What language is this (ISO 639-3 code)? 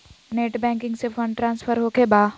mag